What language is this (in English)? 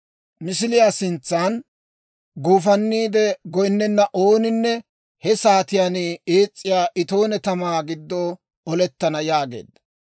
Dawro